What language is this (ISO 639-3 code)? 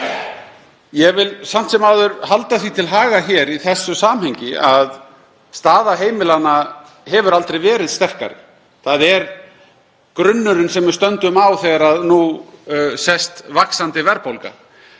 isl